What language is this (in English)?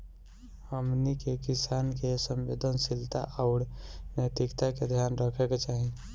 Bhojpuri